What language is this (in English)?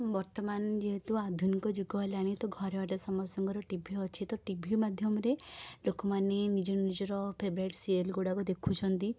Odia